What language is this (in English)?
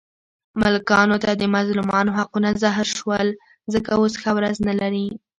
Pashto